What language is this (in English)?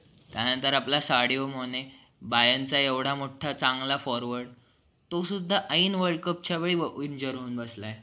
Marathi